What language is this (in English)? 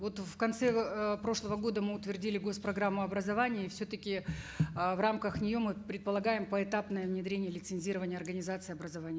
Kazakh